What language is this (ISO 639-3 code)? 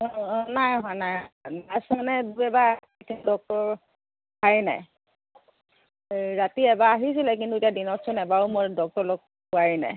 asm